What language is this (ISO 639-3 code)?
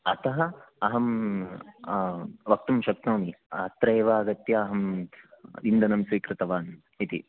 san